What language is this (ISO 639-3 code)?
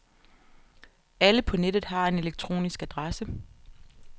dan